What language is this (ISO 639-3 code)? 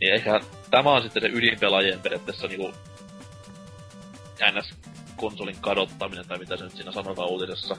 fin